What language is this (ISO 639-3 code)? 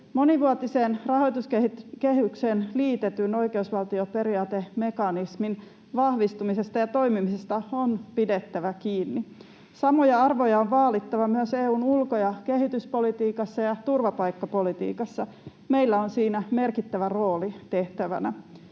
fin